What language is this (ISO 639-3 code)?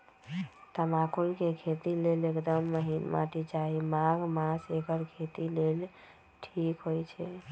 mag